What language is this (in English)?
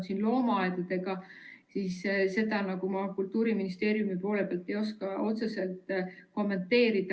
Estonian